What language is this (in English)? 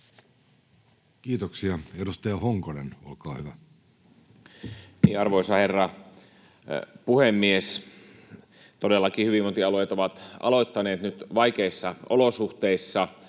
Finnish